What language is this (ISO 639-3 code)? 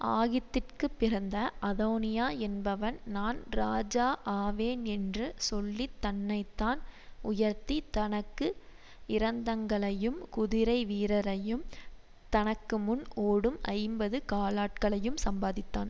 tam